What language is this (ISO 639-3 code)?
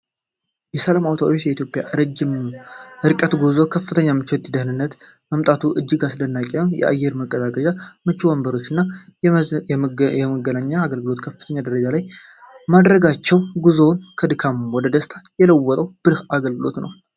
amh